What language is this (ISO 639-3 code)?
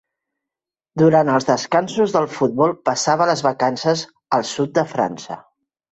cat